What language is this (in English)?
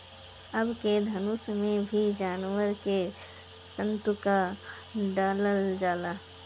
Bhojpuri